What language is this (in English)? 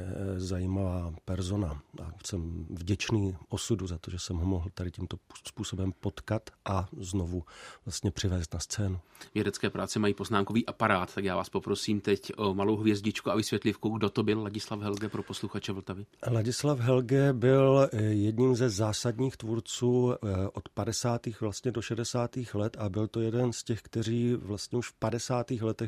Czech